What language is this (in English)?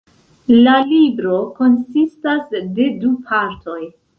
Esperanto